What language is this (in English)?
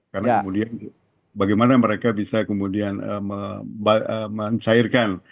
Indonesian